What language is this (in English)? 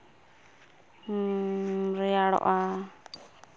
Santali